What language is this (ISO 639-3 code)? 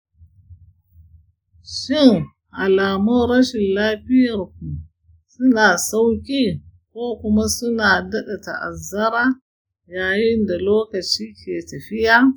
hau